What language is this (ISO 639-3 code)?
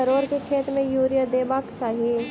mai